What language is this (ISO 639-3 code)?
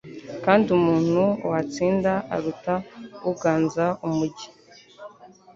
kin